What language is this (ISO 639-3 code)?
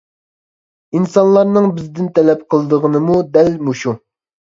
uig